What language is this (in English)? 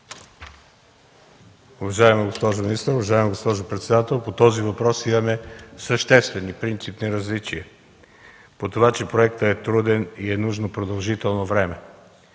Bulgarian